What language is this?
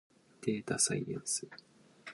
Japanese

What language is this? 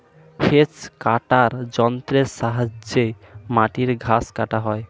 Bangla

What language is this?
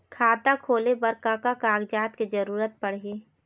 Chhattisgarhi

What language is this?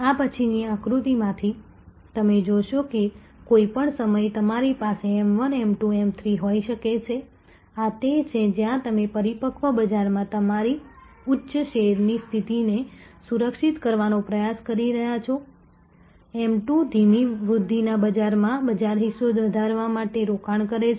Gujarati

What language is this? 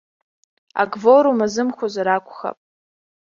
Abkhazian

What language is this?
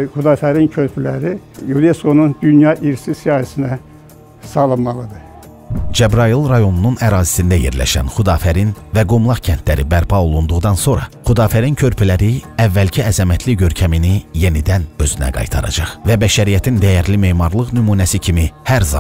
Turkish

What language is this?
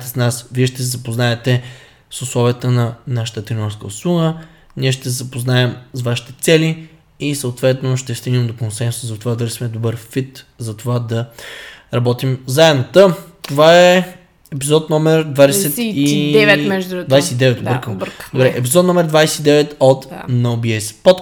Bulgarian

